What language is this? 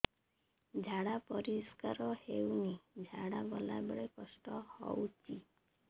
Odia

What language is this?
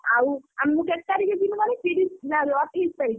Odia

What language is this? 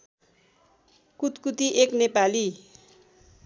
Nepali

